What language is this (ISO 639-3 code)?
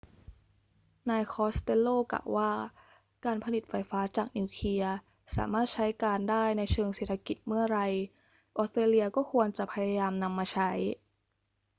tha